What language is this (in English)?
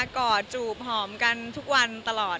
Thai